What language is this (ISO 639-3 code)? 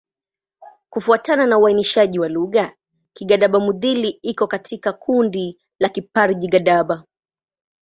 swa